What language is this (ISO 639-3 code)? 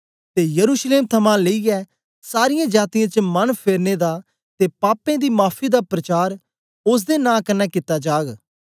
doi